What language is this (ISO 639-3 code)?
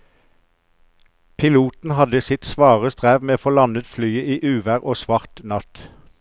nor